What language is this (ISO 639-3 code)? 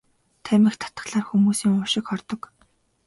mon